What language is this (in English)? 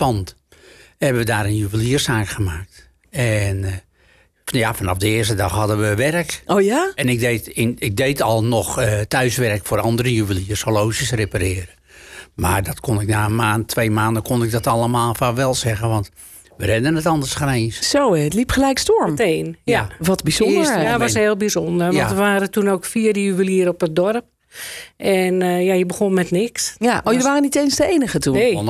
Dutch